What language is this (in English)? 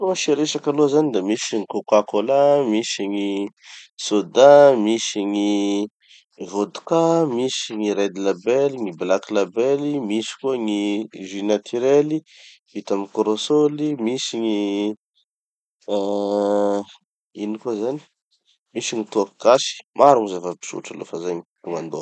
Tanosy Malagasy